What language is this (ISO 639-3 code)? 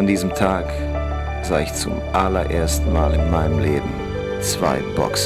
deu